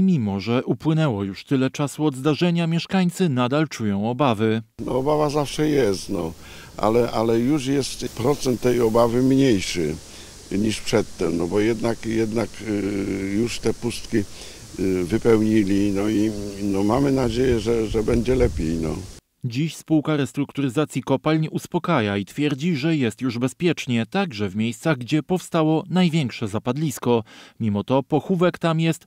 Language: Polish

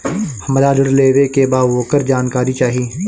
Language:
Bhojpuri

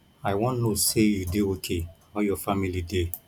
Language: Nigerian Pidgin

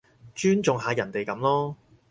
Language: Cantonese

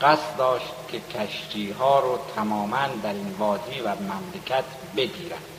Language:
Persian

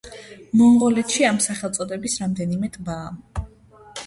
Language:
Georgian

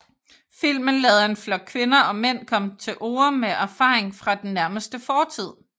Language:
Danish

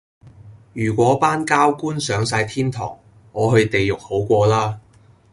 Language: Cantonese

